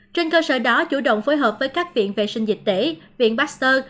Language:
Vietnamese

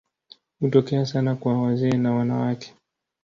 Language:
Swahili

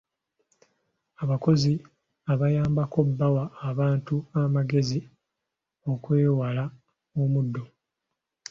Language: Ganda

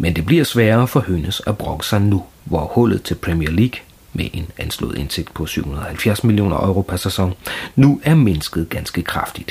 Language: Danish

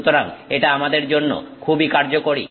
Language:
Bangla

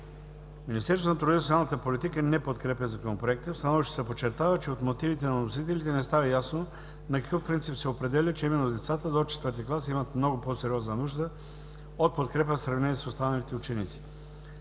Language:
Bulgarian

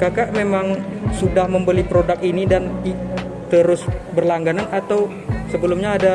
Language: Indonesian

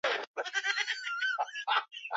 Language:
Swahili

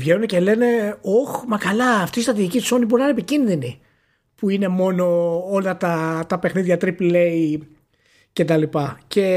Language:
Greek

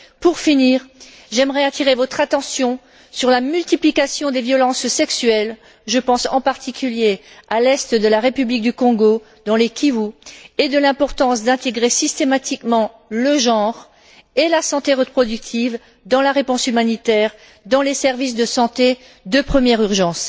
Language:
French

